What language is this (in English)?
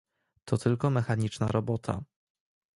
Polish